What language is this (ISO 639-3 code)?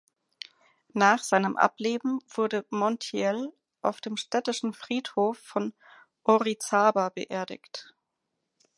deu